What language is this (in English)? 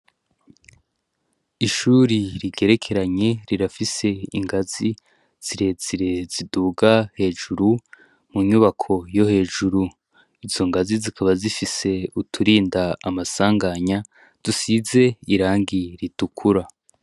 Rundi